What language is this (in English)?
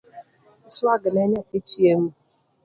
Luo (Kenya and Tanzania)